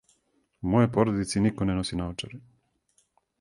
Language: Serbian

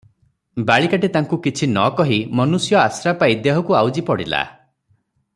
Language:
Odia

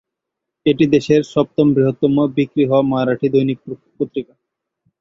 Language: Bangla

